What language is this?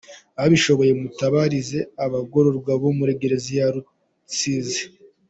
Kinyarwanda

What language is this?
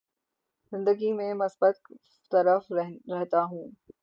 Urdu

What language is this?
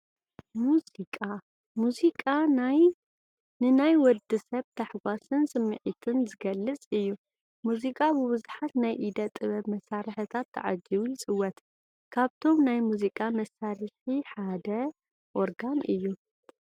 Tigrinya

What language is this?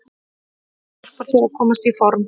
Icelandic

